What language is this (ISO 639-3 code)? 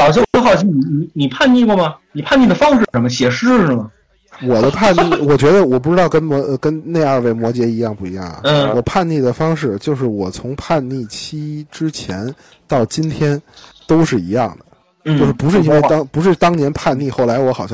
zho